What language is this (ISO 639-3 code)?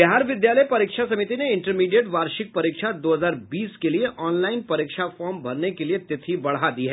hin